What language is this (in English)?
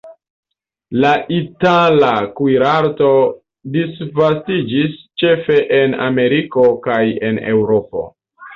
Esperanto